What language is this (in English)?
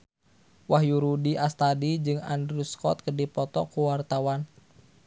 Sundanese